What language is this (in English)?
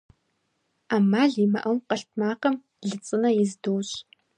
Kabardian